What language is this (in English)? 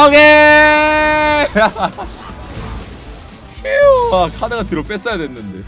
Korean